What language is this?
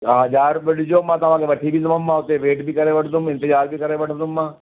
Sindhi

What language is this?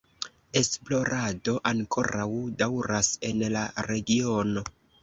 Esperanto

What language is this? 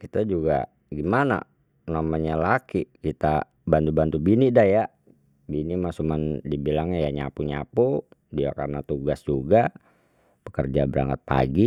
Betawi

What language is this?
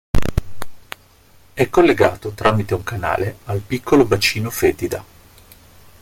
Italian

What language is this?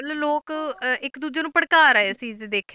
Punjabi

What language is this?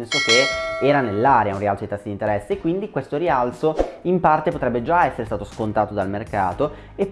Italian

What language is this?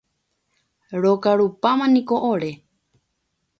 Guarani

